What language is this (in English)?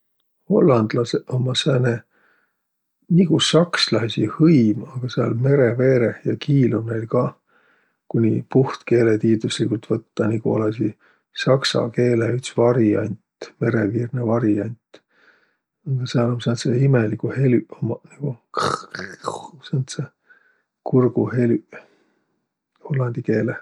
Võro